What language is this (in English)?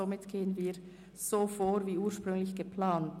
Swiss German